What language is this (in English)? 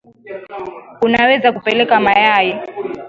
Swahili